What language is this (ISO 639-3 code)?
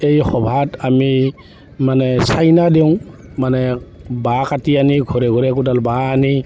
asm